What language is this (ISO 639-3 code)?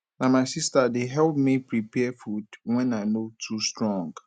pcm